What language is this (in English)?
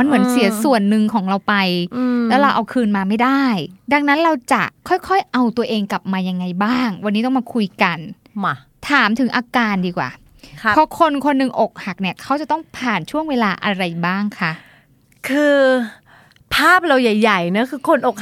Thai